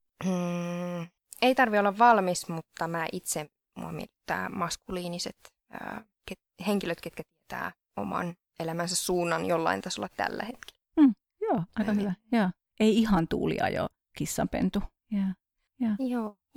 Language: Finnish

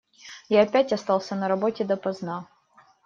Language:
Russian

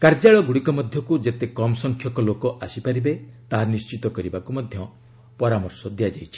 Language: Odia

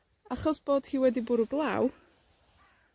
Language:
Welsh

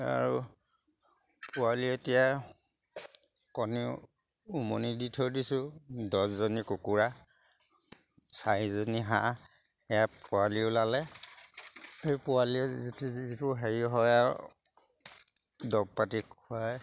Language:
Assamese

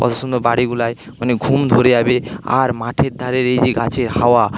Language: Bangla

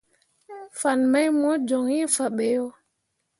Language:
Mundang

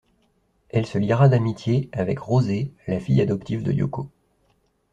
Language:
French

